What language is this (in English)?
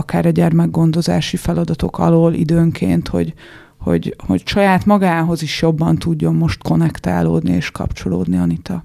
Hungarian